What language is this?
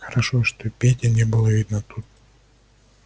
Russian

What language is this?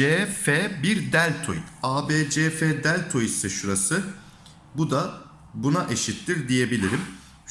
Turkish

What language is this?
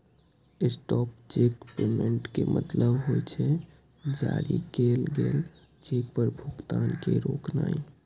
Maithili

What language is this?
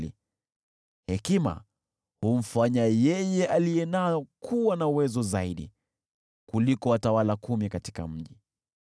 Swahili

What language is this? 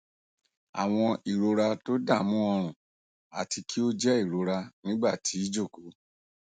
Yoruba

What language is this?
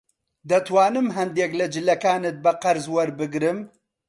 Central Kurdish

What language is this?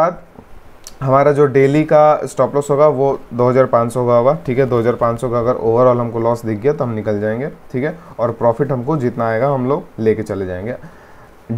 Hindi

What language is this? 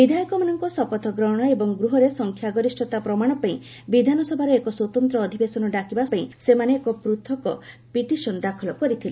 Odia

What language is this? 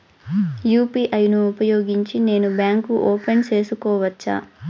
Telugu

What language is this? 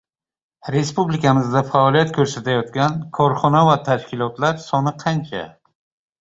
Uzbek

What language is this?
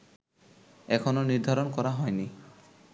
Bangla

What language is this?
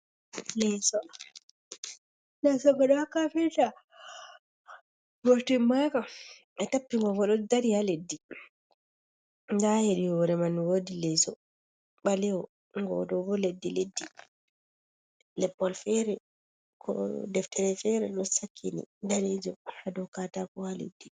Fula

